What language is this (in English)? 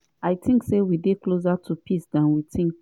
Nigerian Pidgin